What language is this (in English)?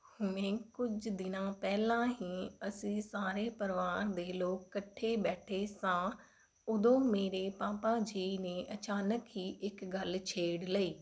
Punjabi